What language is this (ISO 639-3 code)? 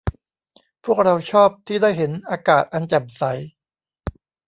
tha